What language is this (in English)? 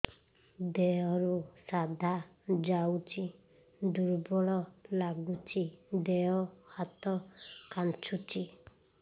Odia